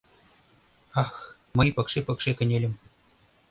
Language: Mari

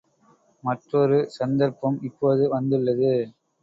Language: Tamil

